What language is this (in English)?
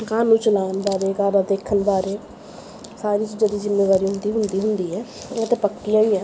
Punjabi